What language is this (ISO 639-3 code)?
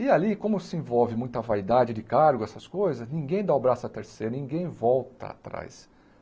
por